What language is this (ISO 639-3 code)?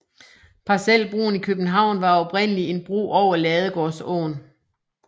dan